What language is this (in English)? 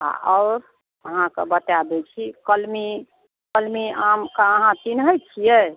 Maithili